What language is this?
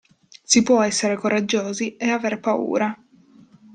Italian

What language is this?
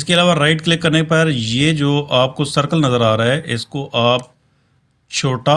Urdu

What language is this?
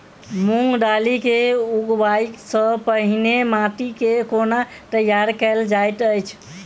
Maithili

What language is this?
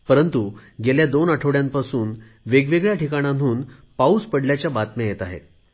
Marathi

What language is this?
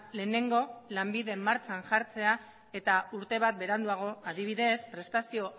Basque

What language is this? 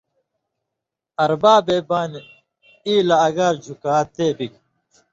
Indus Kohistani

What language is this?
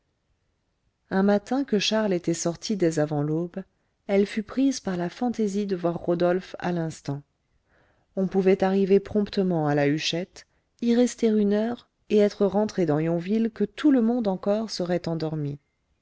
French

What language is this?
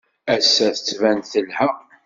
Kabyle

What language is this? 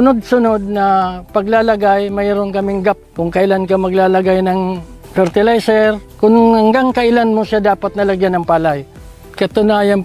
Filipino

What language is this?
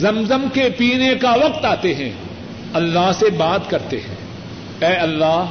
Urdu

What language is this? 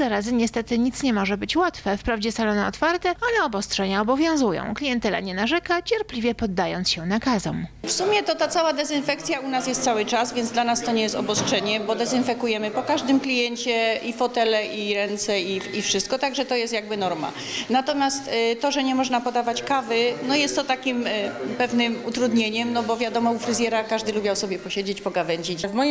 Polish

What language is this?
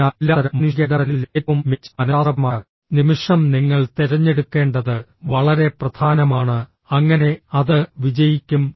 Malayalam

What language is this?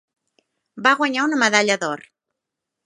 Catalan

